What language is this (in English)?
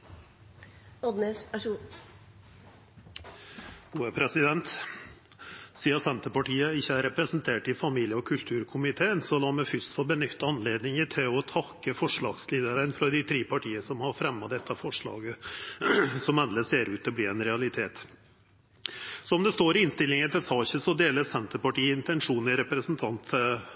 Norwegian Nynorsk